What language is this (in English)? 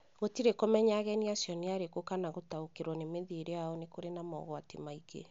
Kikuyu